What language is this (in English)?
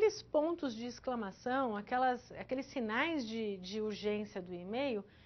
Portuguese